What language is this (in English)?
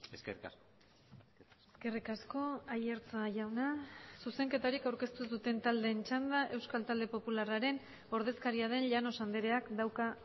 Basque